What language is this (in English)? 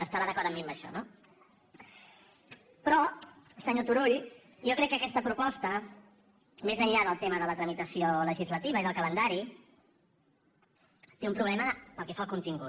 Catalan